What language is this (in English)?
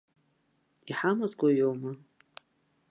Abkhazian